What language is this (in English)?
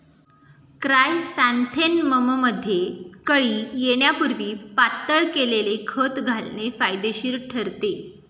Marathi